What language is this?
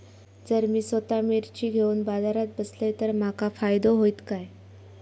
Marathi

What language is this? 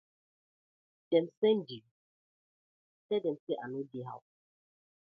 Nigerian Pidgin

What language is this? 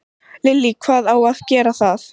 Icelandic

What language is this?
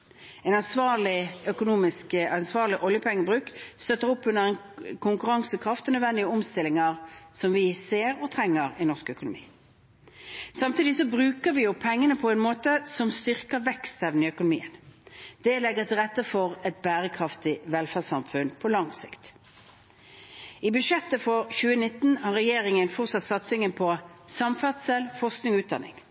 Norwegian Bokmål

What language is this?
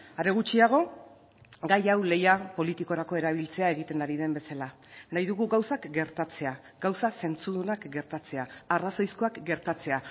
Basque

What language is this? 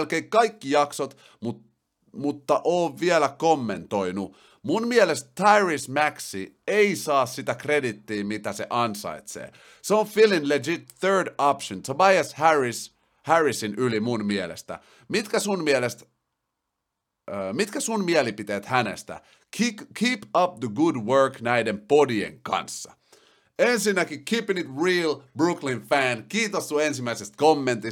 Finnish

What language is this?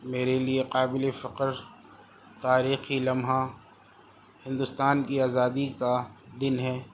Urdu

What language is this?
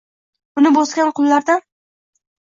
Uzbek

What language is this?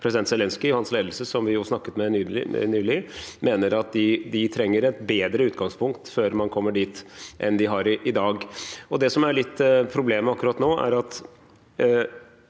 Norwegian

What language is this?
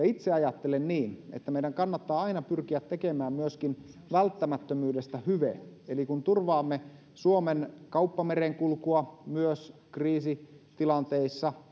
Finnish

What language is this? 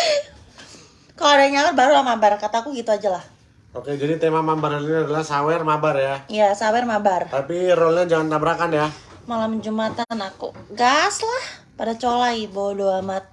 Indonesian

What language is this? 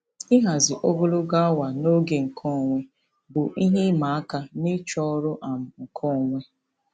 Igbo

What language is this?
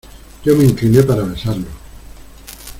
Spanish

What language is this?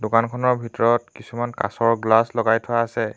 Assamese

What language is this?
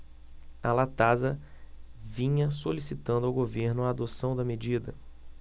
Portuguese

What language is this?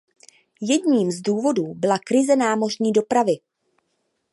Czech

